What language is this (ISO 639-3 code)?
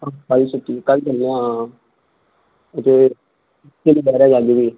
doi